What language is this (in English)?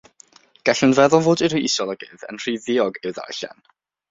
Welsh